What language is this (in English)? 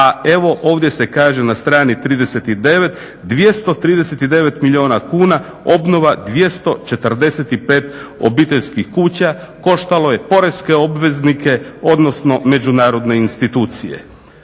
Croatian